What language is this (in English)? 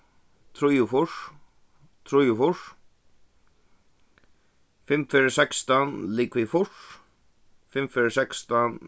Faroese